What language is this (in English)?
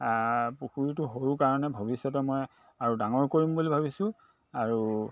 Assamese